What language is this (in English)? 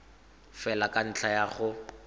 Tswana